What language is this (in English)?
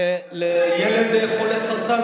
Hebrew